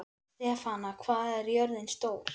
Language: Icelandic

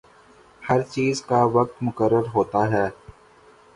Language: Urdu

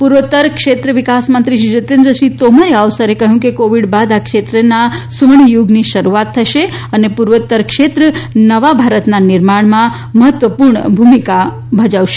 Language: Gujarati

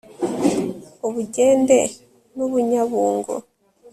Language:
Kinyarwanda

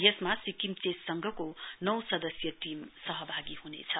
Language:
Nepali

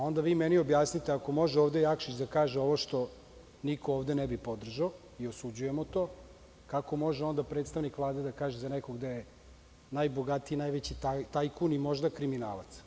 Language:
Serbian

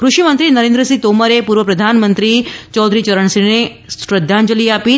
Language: Gujarati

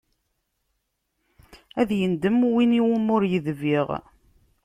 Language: Kabyle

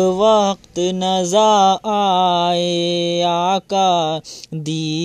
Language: Urdu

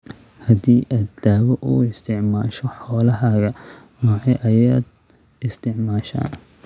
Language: Somali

